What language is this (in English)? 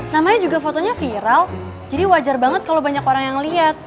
Indonesian